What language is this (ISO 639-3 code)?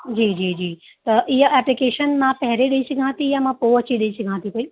snd